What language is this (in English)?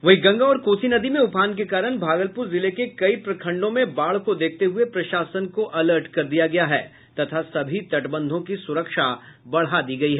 Hindi